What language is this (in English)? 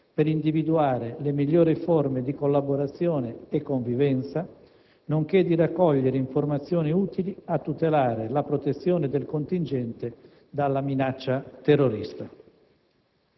Italian